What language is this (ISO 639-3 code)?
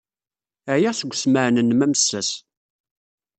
kab